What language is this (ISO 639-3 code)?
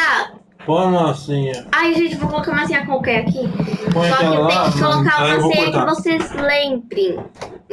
por